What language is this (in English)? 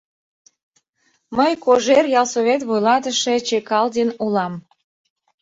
Mari